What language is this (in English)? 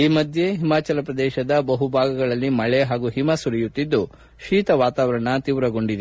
Kannada